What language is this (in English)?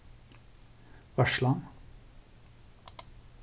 Faroese